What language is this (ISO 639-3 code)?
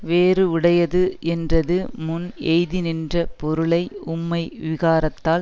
tam